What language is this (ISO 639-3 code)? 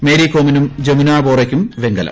mal